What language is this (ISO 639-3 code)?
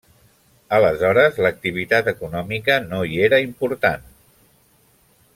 cat